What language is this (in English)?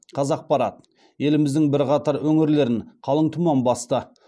Kazakh